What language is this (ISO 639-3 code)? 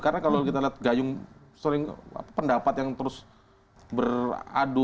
ind